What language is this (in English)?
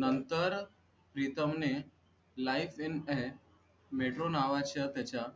Marathi